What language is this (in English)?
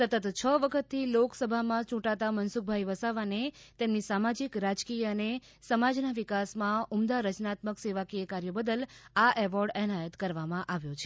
Gujarati